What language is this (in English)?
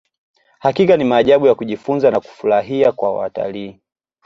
Swahili